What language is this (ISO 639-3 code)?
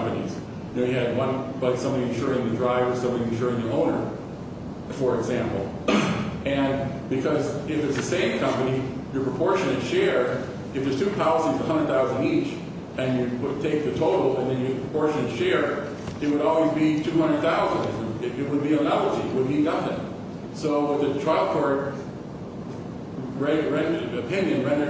eng